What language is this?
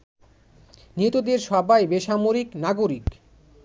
Bangla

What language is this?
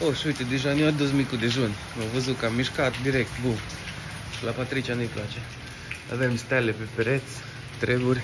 Romanian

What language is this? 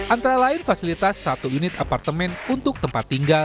Indonesian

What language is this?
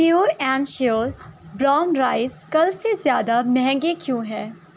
Urdu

